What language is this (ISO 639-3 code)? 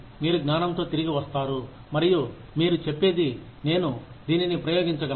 tel